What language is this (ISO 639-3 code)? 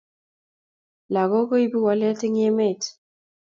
kln